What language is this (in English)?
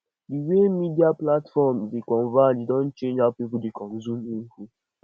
Nigerian Pidgin